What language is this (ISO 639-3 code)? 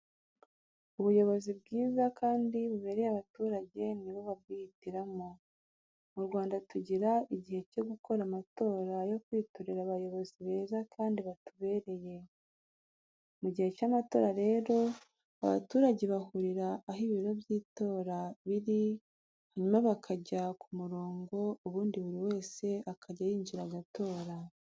kin